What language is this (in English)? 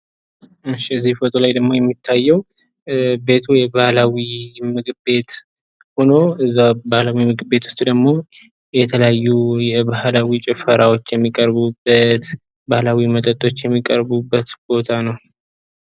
Amharic